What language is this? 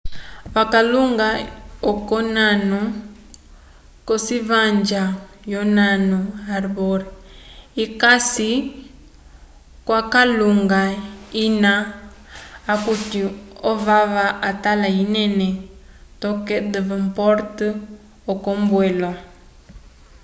Umbundu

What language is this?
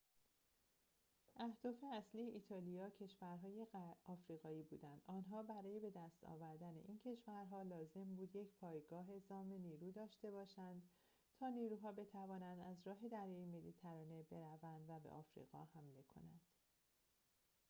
Persian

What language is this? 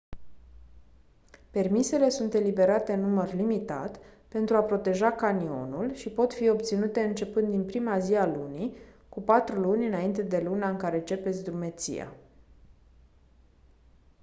Romanian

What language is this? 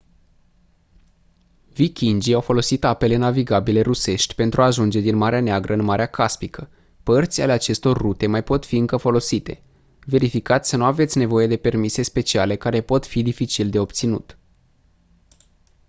Romanian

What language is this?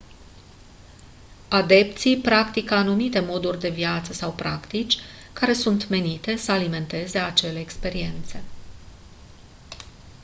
Romanian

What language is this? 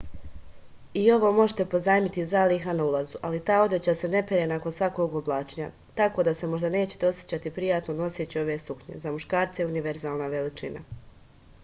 Serbian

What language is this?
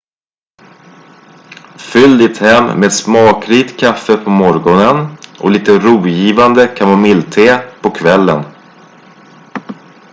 Swedish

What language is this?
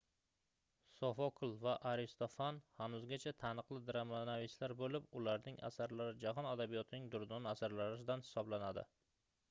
Uzbek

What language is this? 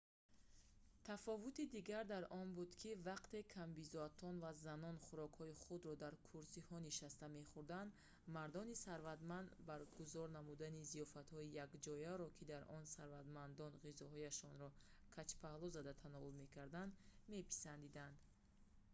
Tajik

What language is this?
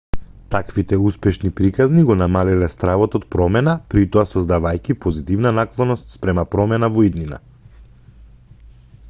Macedonian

